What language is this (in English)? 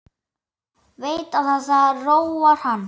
Icelandic